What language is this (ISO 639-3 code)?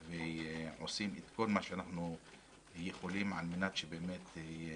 heb